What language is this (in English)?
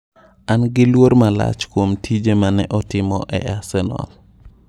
Luo (Kenya and Tanzania)